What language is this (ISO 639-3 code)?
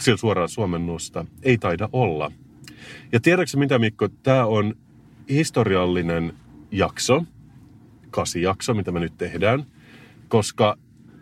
fin